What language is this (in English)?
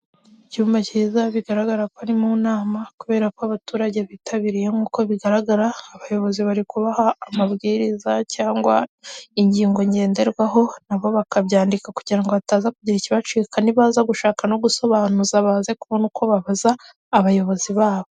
Kinyarwanda